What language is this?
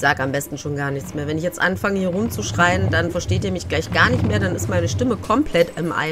German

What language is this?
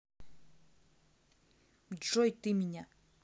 Russian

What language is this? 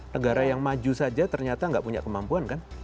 Indonesian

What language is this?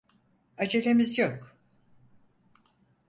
Turkish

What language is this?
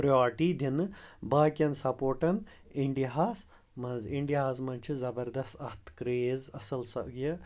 Kashmiri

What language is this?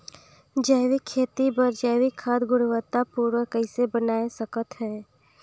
Chhattisgarhi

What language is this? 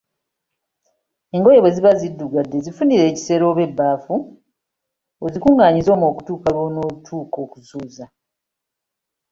Ganda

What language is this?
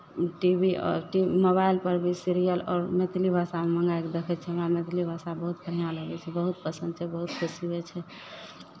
Maithili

